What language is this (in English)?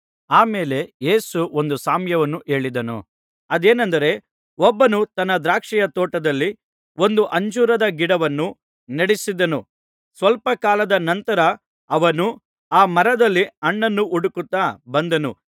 Kannada